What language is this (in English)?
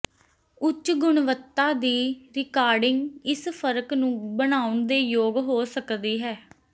Punjabi